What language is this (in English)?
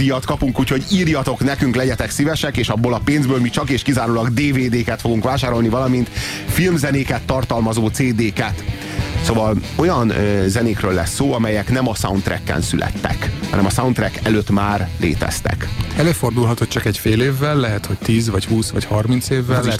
Hungarian